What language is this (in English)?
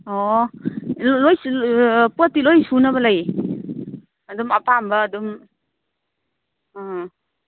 Manipuri